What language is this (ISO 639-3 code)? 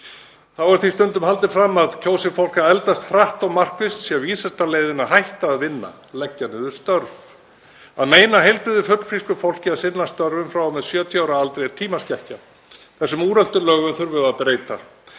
isl